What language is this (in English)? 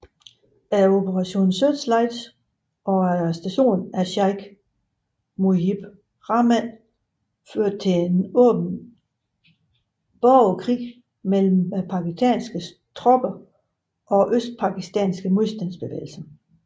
Danish